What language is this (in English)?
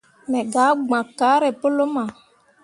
Mundang